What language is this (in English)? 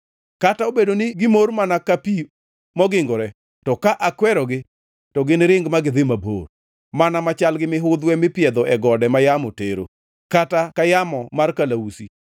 Luo (Kenya and Tanzania)